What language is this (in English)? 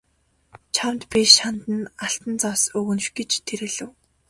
Mongolian